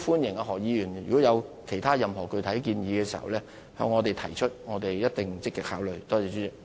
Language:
Cantonese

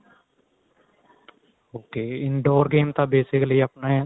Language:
Punjabi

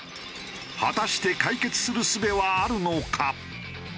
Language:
Japanese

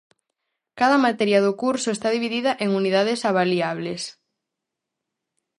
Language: Galician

